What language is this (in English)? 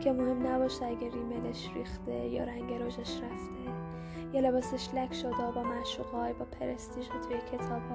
Persian